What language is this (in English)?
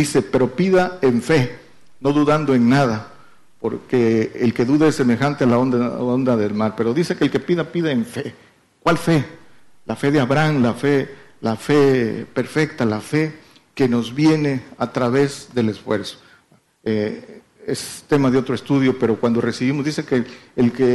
Spanish